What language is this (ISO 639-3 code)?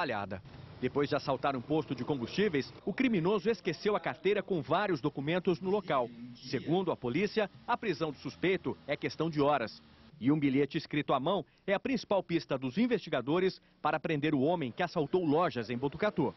por